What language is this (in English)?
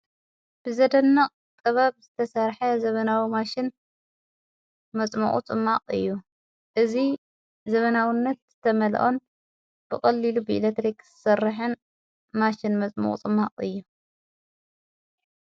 Tigrinya